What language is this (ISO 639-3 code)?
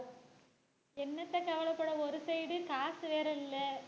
tam